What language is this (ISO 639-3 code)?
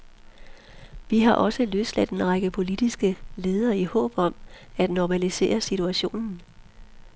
dan